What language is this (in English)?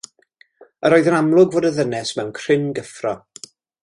Welsh